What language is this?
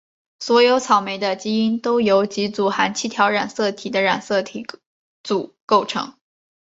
Chinese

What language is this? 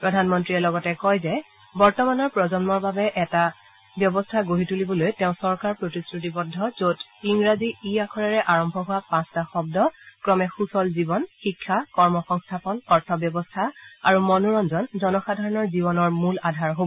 Assamese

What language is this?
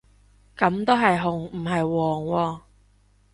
Cantonese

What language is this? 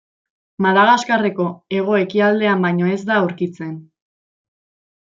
Basque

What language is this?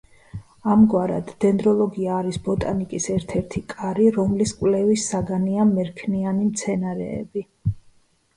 Georgian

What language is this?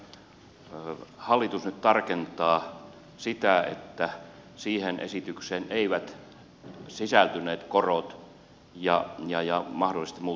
Finnish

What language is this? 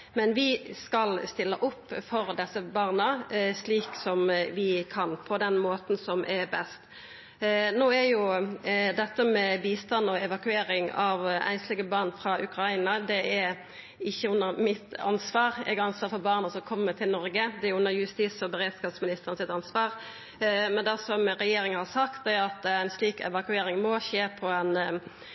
Norwegian Nynorsk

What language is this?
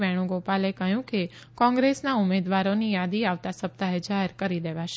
Gujarati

